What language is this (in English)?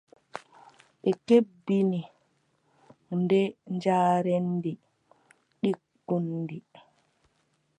Adamawa Fulfulde